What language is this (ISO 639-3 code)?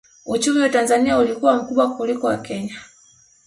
swa